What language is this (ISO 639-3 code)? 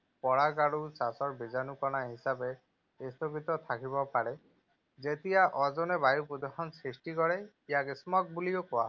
asm